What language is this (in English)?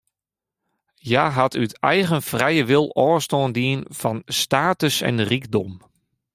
Western Frisian